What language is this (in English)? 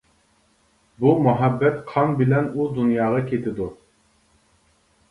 Uyghur